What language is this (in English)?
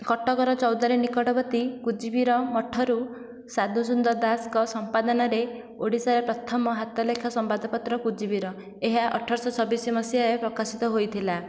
Odia